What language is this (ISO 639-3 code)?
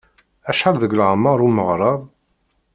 kab